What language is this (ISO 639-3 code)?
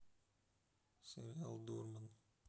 rus